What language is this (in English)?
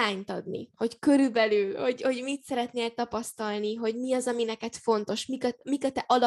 Hungarian